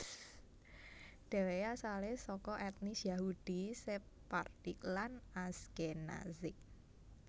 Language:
Javanese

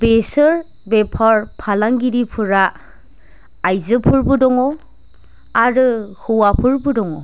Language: Bodo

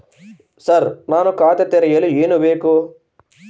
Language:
Kannada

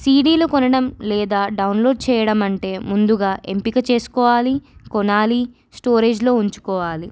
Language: Telugu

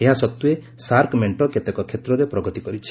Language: Odia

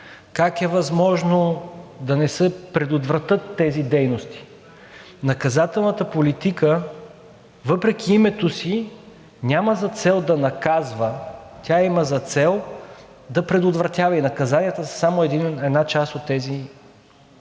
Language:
Bulgarian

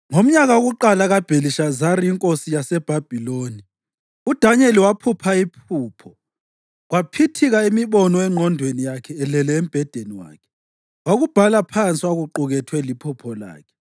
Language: North Ndebele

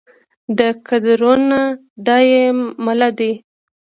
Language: Pashto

